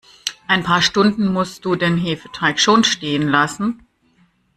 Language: German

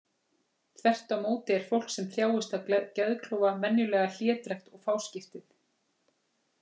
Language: Icelandic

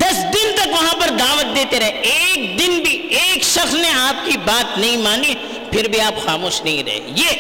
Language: Urdu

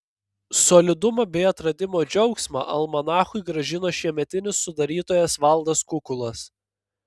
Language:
Lithuanian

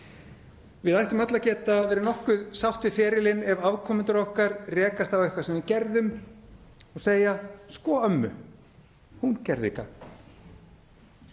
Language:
Icelandic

